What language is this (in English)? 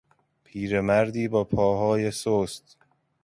Persian